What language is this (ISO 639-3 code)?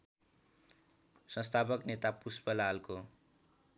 nep